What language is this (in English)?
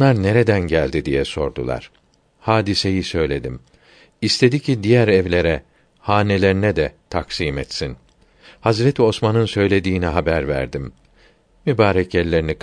Turkish